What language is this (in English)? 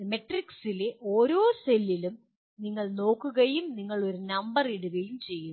Malayalam